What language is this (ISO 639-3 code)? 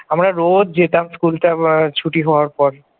ben